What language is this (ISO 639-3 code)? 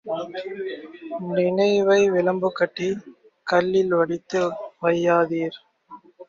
tam